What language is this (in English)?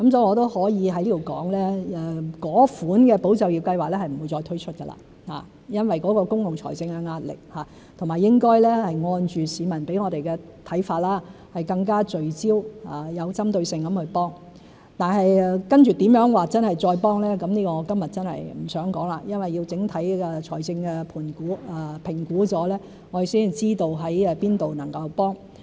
Cantonese